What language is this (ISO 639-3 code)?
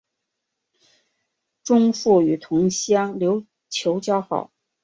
zho